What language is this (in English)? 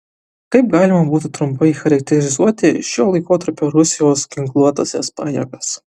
Lithuanian